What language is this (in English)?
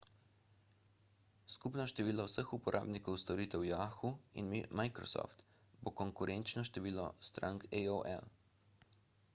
Slovenian